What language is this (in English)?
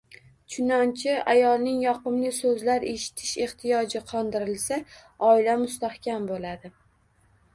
Uzbek